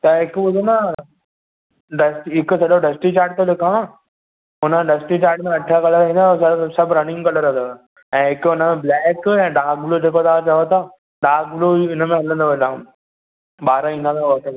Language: Sindhi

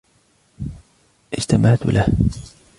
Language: Arabic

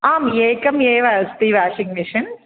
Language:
Sanskrit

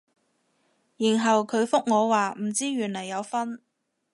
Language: Cantonese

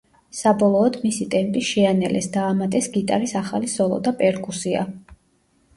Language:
Georgian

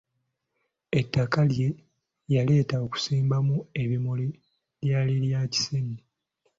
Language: Ganda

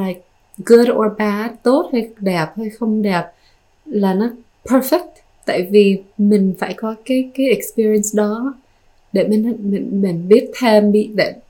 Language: Vietnamese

